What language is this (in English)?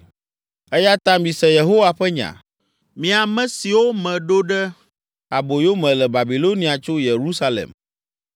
Ewe